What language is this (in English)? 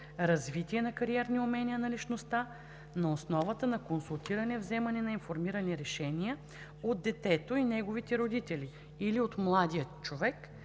Bulgarian